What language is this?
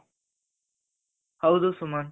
Kannada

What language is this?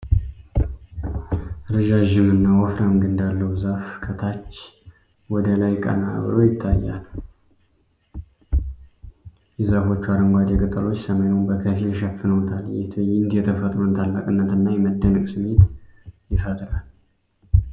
Amharic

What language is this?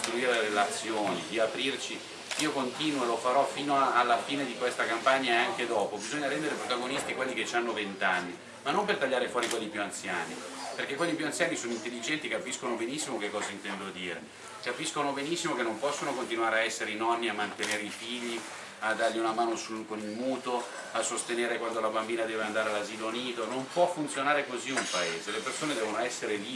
Italian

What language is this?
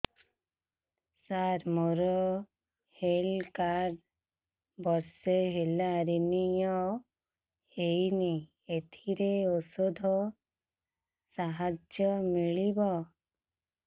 Odia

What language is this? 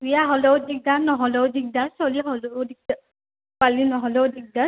Assamese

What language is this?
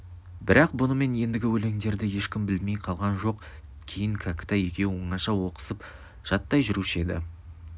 Kazakh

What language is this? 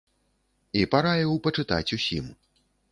Belarusian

